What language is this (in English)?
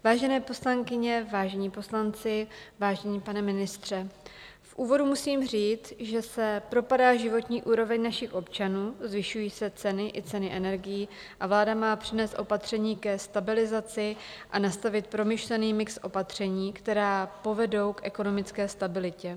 Czech